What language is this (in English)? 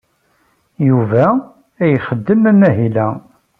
Kabyle